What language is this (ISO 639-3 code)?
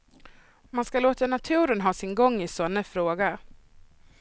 swe